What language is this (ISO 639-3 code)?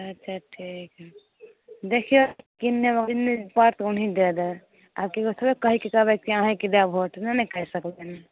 mai